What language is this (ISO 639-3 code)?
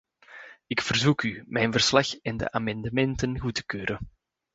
nld